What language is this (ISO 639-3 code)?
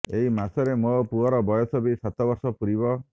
ori